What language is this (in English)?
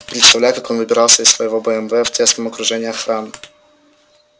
Russian